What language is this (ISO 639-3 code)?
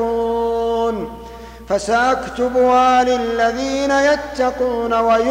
ara